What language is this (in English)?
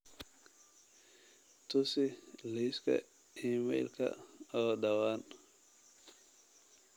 Somali